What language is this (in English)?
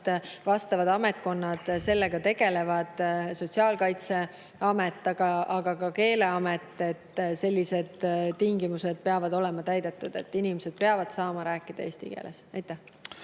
Estonian